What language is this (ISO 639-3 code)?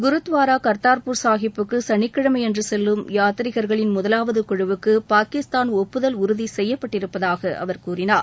tam